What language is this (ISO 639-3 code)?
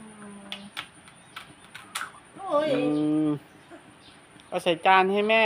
tha